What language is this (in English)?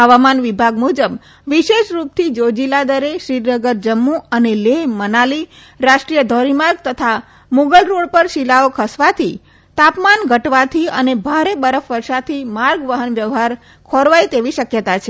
Gujarati